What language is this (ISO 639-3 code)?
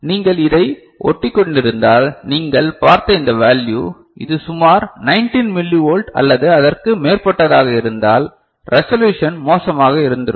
tam